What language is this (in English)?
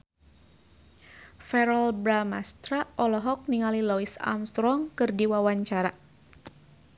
Sundanese